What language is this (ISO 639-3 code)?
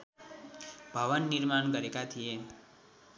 nep